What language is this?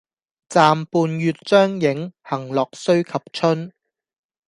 Cantonese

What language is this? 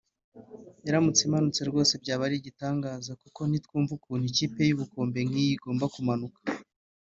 Kinyarwanda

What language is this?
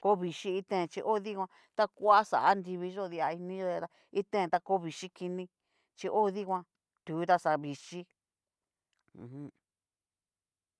Cacaloxtepec Mixtec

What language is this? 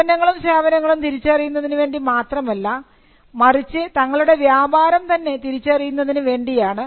Malayalam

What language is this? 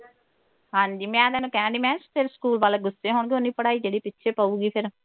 Punjabi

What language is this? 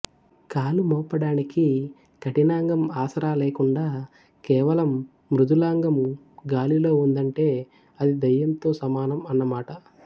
Telugu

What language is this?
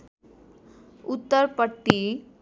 Nepali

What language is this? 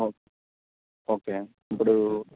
Telugu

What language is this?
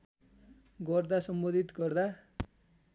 Nepali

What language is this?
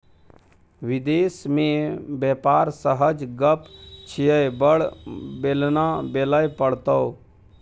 Maithili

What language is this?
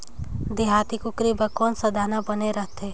Chhattisgarhi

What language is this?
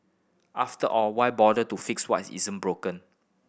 English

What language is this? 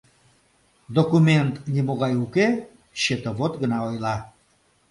Mari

